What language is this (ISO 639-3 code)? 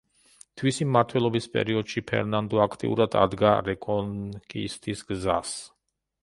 kat